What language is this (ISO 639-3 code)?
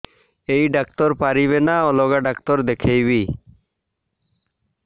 ori